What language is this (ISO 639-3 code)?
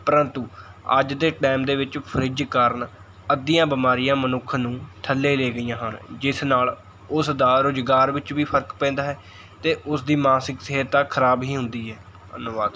pan